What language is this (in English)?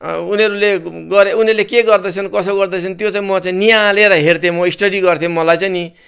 Nepali